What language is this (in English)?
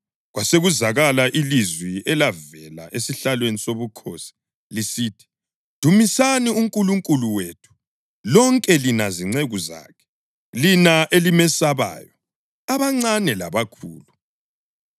North Ndebele